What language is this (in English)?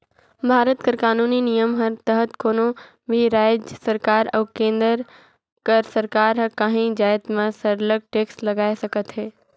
Chhattisgarhi